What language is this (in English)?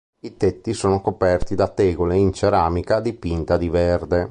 Italian